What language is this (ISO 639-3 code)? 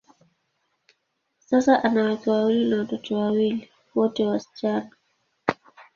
swa